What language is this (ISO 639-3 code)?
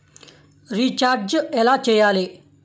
tel